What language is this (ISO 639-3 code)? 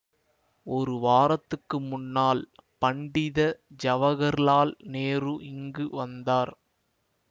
tam